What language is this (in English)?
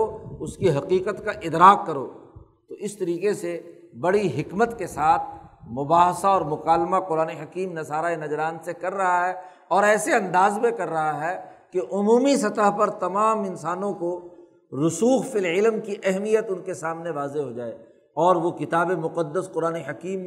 Urdu